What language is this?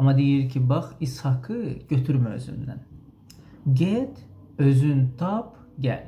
Turkish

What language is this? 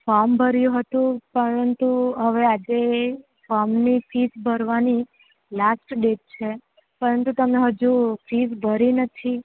Gujarati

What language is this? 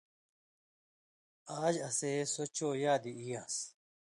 Indus Kohistani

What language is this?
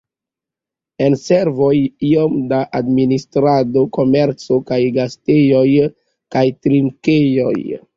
Esperanto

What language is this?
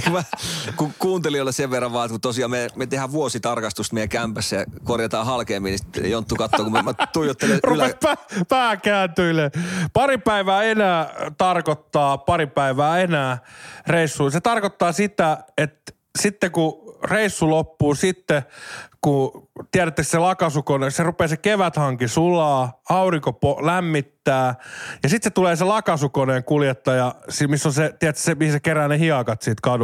Finnish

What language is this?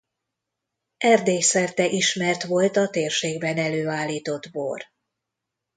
Hungarian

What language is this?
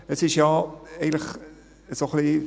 Swiss German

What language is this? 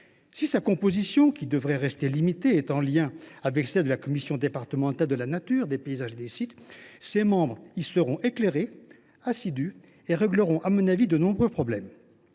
French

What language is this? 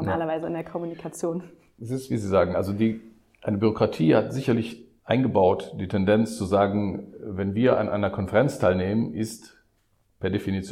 German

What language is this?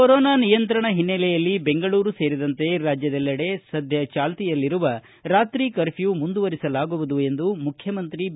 Kannada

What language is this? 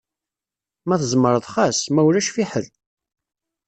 Kabyle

